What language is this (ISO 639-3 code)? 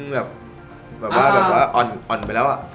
tha